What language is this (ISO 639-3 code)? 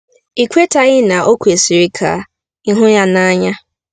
ibo